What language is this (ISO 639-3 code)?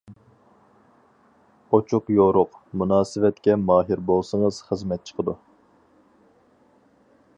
uig